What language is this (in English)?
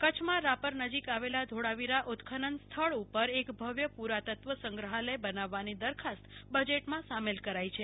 Gujarati